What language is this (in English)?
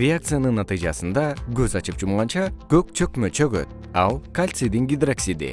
Kyrgyz